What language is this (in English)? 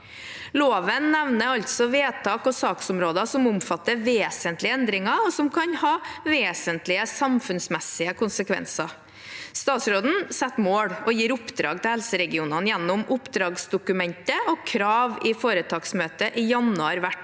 Norwegian